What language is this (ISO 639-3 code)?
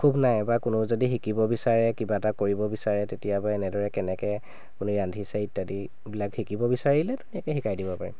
asm